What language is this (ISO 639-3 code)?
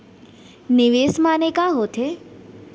hne